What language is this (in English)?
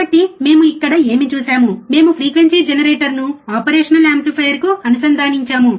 Telugu